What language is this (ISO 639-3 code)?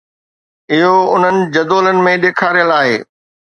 snd